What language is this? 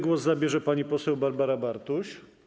Polish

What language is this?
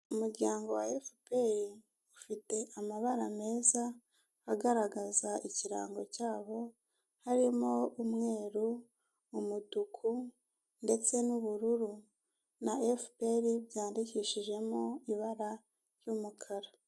Kinyarwanda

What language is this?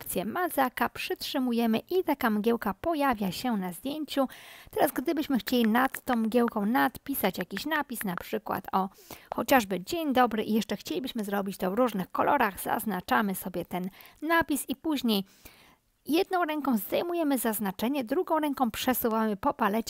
Polish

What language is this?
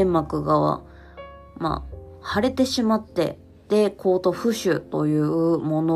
Japanese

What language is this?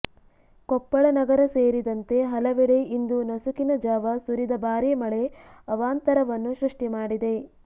Kannada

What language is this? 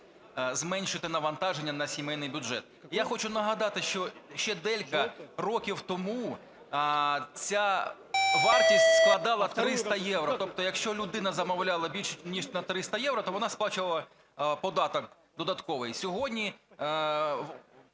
Ukrainian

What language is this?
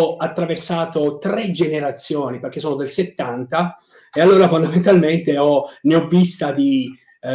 Italian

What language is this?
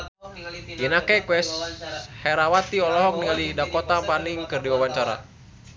Sundanese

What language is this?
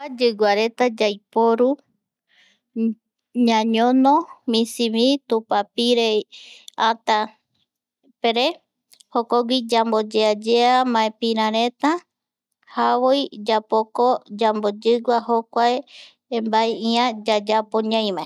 Eastern Bolivian Guaraní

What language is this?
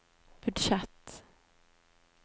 Norwegian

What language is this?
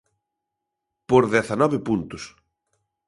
Galician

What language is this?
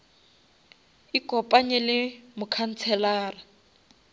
Northern Sotho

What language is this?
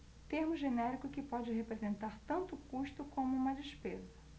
Portuguese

